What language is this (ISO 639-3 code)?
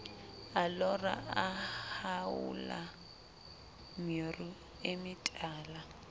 sot